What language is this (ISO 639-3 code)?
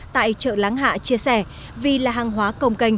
vie